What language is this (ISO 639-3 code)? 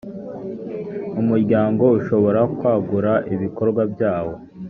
kin